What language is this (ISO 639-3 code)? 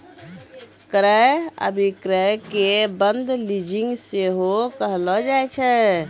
mai